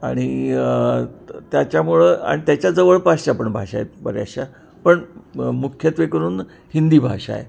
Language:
Marathi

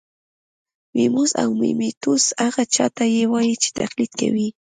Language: Pashto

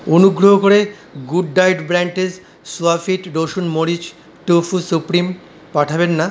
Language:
Bangla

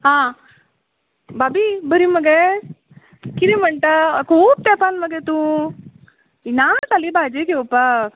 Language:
Konkani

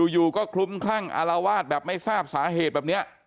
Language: Thai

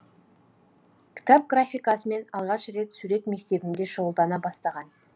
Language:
Kazakh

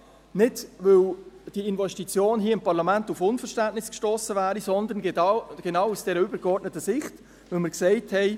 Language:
Swiss German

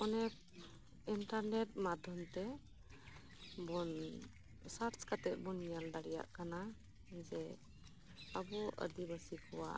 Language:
Santali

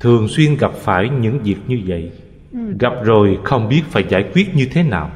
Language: Vietnamese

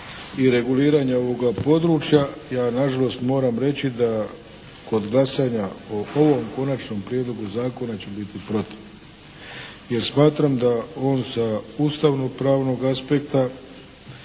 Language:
Croatian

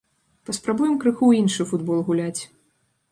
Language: Belarusian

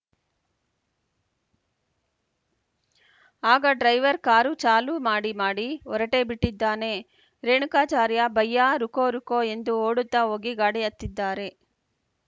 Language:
Kannada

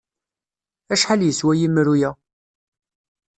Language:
Kabyle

